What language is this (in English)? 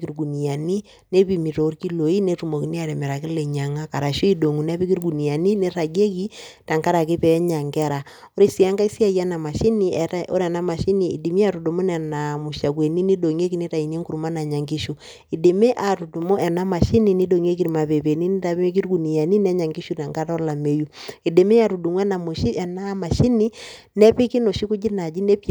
Masai